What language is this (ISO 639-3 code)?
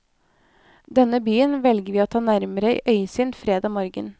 nor